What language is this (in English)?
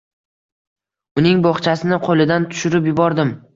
Uzbek